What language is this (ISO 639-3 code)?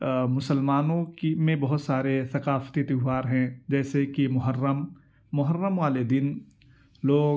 urd